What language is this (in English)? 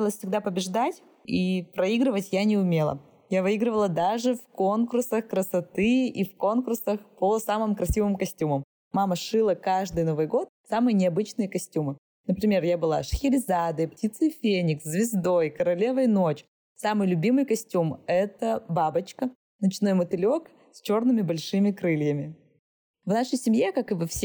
Russian